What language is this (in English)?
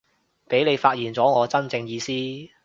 Cantonese